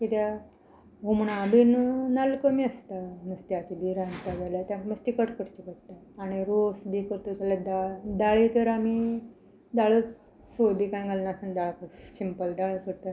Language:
Konkani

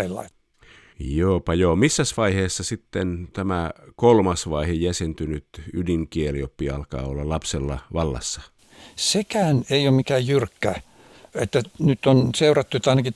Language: Finnish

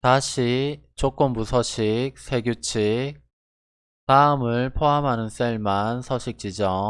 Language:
Korean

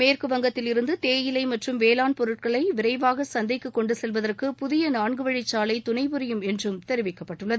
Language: Tamil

